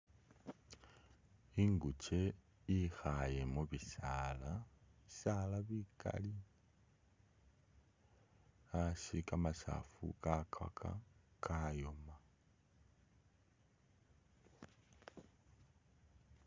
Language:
Masaaba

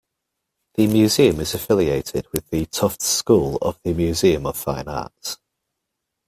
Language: English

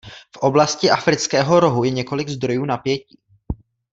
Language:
Czech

